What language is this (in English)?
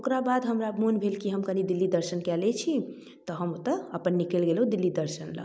Maithili